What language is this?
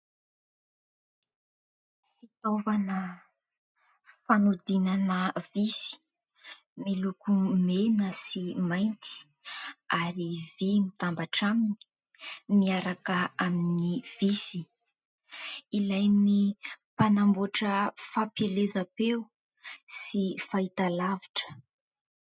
Malagasy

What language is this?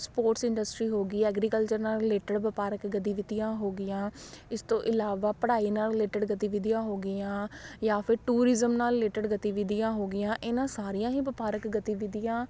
Punjabi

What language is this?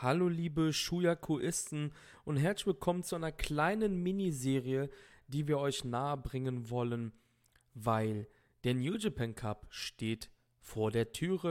German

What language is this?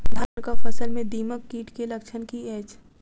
Maithili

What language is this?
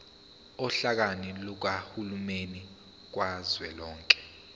Zulu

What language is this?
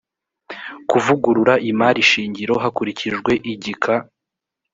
Kinyarwanda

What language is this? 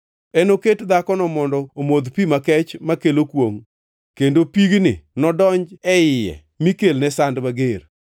Luo (Kenya and Tanzania)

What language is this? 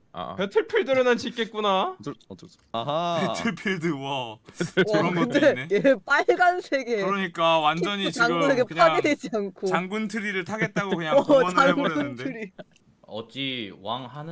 Korean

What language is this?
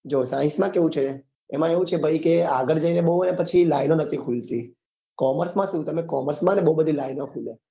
Gujarati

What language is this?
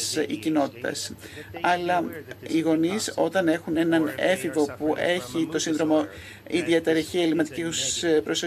Greek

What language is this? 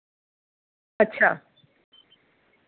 Dogri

